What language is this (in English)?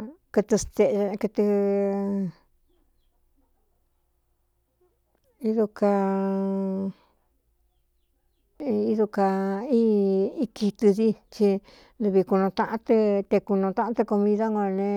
Cuyamecalco Mixtec